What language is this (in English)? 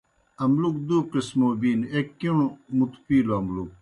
Kohistani Shina